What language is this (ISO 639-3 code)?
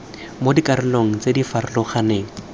tsn